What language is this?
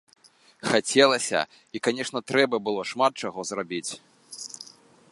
Belarusian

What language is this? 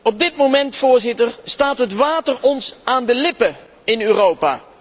Dutch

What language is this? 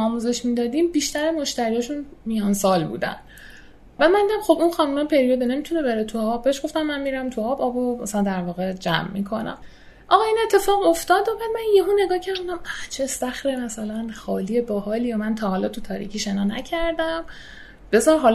Persian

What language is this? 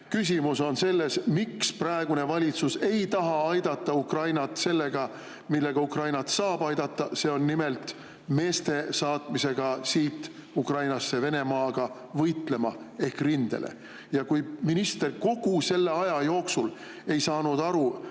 Estonian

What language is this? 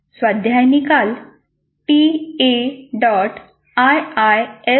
Marathi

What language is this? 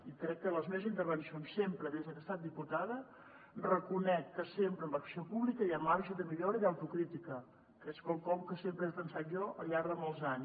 Catalan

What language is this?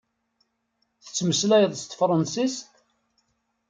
Kabyle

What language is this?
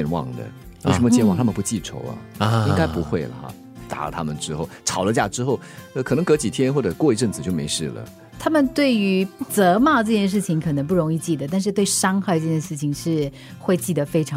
Chinese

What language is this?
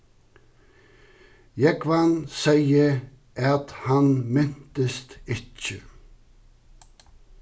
Faroese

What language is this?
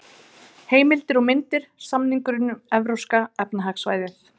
Icelandic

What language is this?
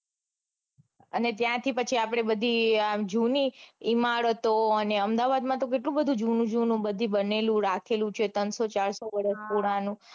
Gujarati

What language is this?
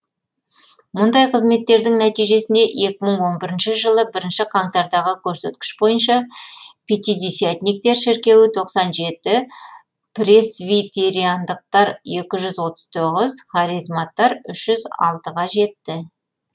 Kazakh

